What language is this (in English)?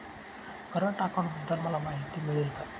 Marathi